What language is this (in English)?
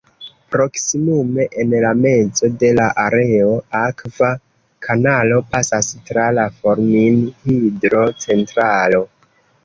Esperanto